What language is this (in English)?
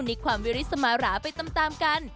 Thai